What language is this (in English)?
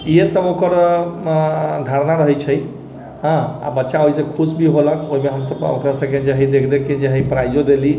Maithili